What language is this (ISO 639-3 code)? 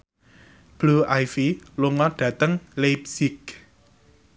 jav